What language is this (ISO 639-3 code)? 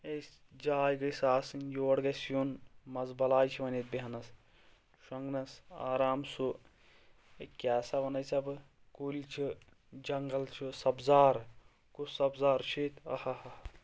kas